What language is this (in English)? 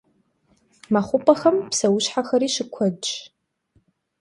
Kabardian